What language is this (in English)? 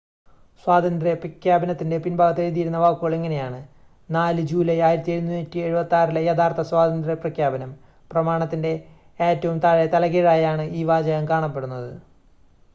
Malayalam